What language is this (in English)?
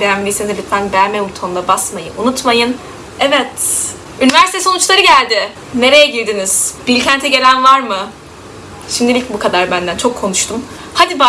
Turkish